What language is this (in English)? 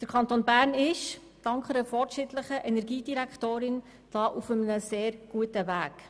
Swiss German